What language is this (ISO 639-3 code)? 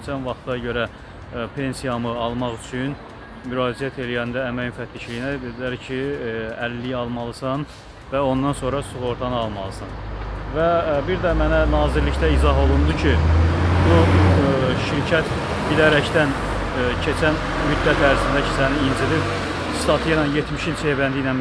tur